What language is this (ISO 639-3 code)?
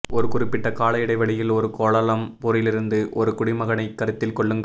tam